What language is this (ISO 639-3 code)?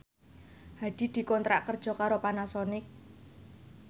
jav